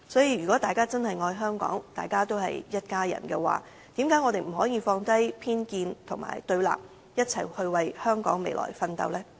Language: Cantonese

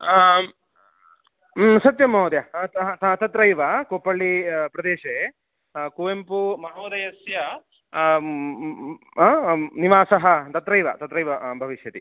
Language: Sanskrit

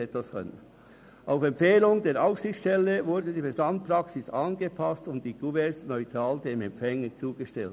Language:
Swiss German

